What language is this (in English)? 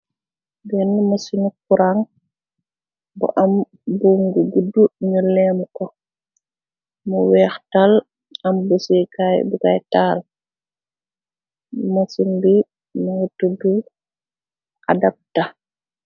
Wolof